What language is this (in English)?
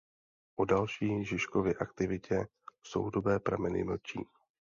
Czech